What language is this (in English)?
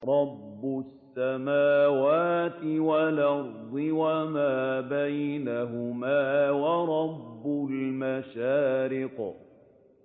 Arabic